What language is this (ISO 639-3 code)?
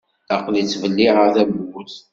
kab